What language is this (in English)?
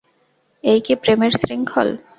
Bangla